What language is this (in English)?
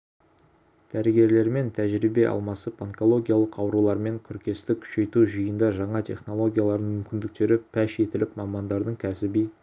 Kazakh